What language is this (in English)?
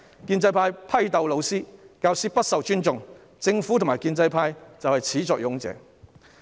Cantonese